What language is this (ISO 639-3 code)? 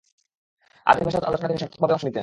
ben